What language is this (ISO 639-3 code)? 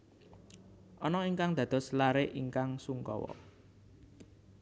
jav